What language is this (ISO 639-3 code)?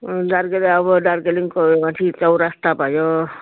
nep